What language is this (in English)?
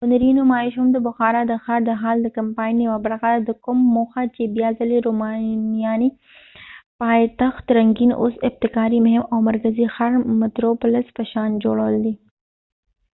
Pashto